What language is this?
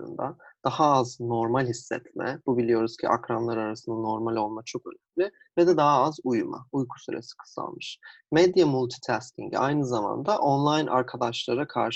Turkish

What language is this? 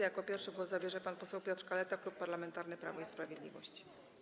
Polish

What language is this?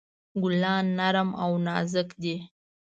Pashto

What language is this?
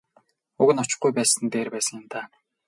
Mongolian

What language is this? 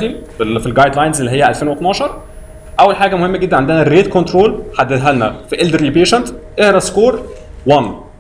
Arabic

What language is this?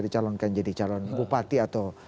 Indonesian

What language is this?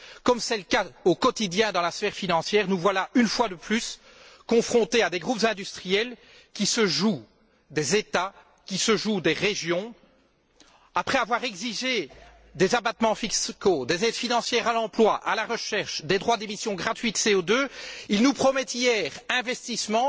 French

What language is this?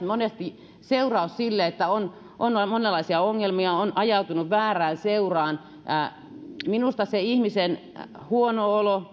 Finnish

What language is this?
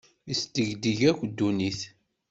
Kabyle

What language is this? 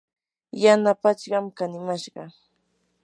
Yanahuanca Pasco Quechua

